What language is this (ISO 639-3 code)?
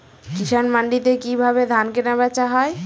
ben